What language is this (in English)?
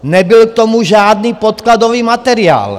Czech